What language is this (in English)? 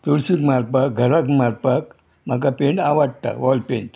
Konkani